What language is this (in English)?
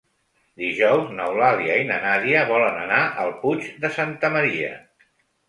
Catalan